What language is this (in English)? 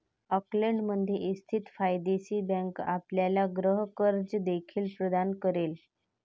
Marathi